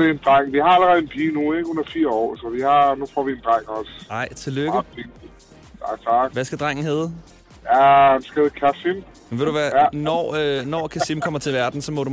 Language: Danish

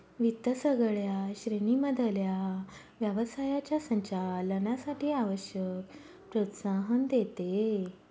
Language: Marathi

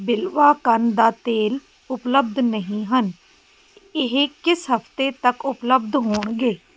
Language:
Punjabi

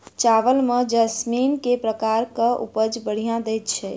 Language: Maithili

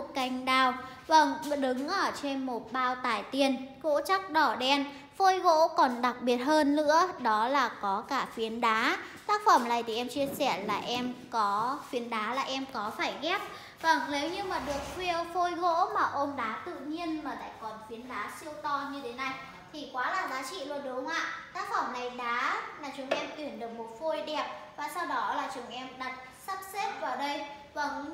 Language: Vietnamese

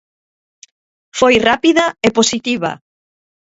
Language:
Galician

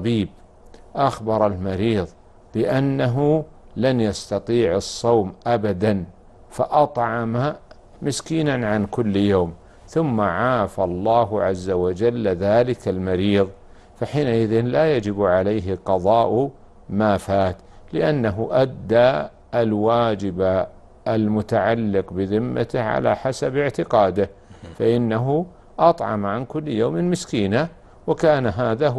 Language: Arabic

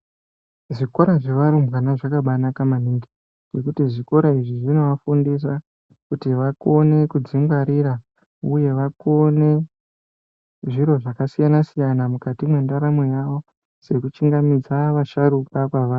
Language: Ndau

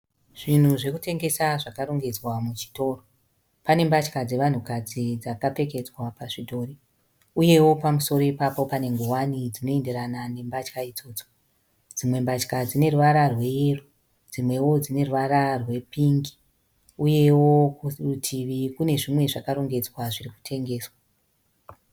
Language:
Shona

